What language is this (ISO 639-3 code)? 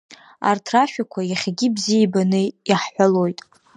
abk